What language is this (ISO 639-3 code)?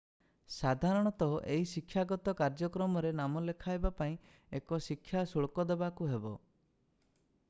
ori